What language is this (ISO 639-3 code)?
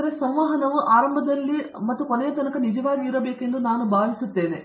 kan